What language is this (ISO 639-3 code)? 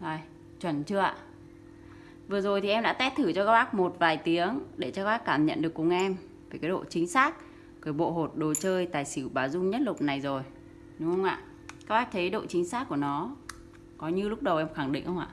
vie